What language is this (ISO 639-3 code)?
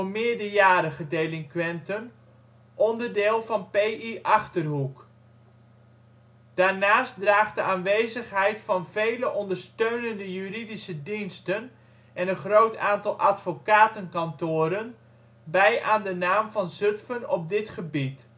nld